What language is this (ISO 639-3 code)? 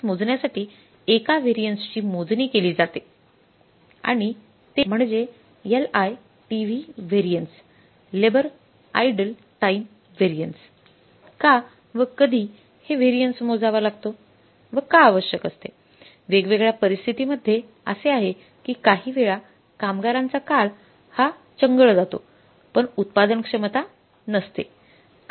mar